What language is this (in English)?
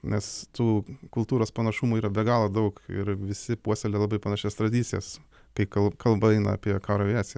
Lithuanian